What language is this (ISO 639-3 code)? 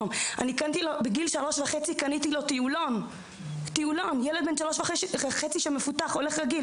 heb